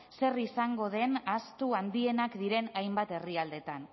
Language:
Basque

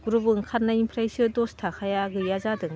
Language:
Bodo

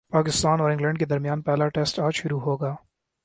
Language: Urdu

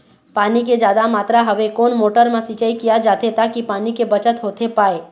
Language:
Chhattisgarhi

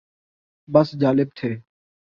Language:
Urdu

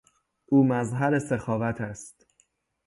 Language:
Persian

